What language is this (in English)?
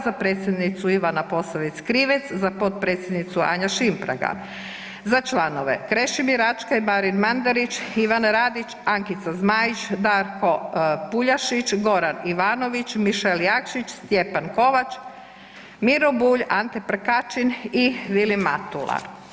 Croatian